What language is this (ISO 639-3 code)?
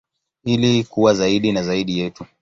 swa